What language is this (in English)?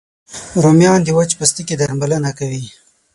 Pashto